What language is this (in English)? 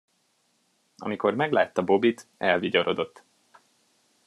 Hungarian